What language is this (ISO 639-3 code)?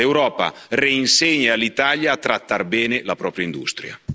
ita